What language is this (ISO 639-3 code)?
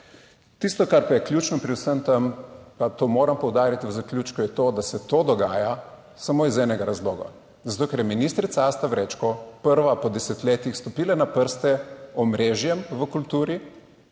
slv